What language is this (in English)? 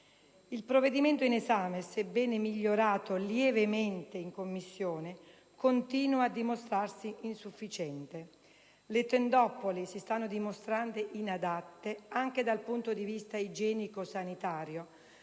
Italian